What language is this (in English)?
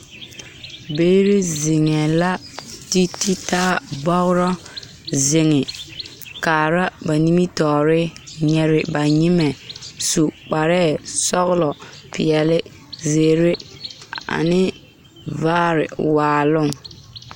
Southern Dagaare